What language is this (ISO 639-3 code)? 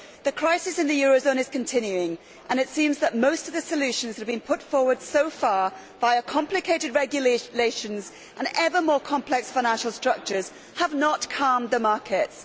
eng